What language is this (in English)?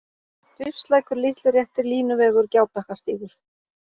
Icelandic